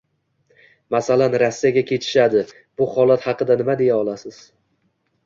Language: Uzbek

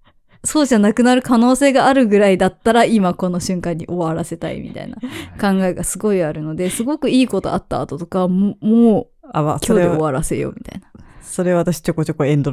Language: Japanese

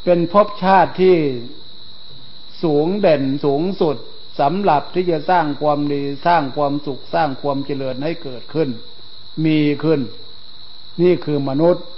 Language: Thai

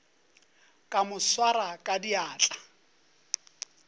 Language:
Northern Sotho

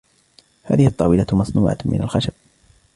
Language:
Arabic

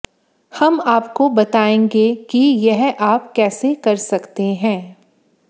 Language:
Hindi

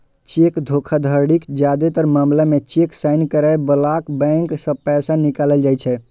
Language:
Maithili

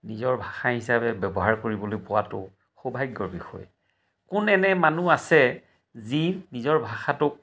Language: Assamese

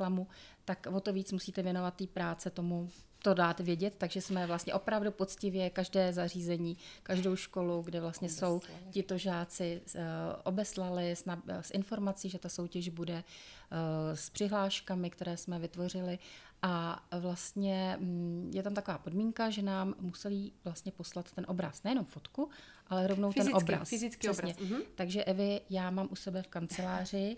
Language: Czech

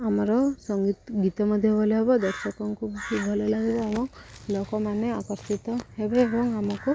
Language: Odia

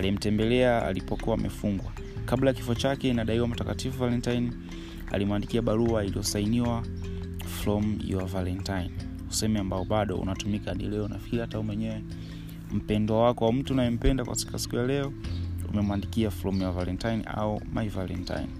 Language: Swahili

